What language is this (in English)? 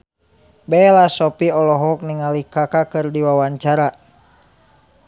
Sundanese